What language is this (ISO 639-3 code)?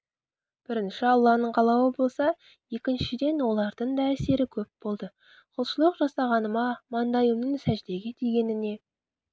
kaz